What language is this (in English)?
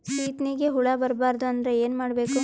Kannada